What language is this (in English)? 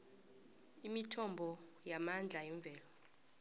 South Ndebele